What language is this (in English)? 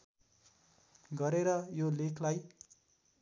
Nepali